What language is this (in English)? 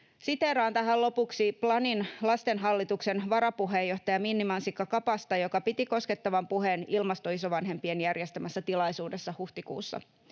Finnish